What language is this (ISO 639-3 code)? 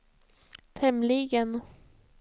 swe